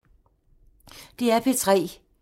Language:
Danish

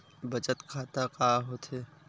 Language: Chhattisgarhi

